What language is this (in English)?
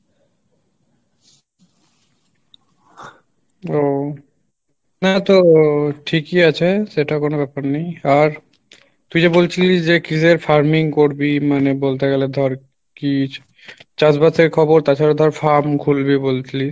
Bangla